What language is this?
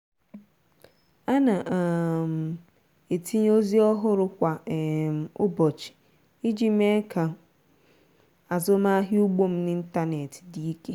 Igbo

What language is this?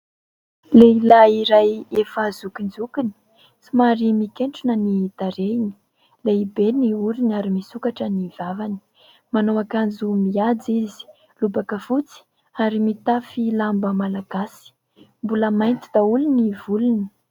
Malagasy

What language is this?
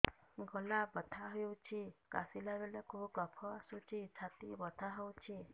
Odia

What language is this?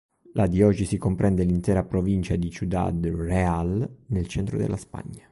Italian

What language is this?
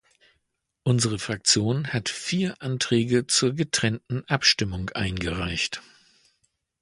German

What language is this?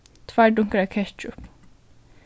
Faroese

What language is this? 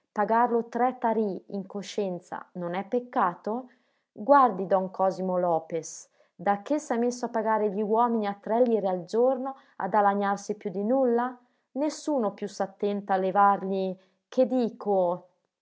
Italian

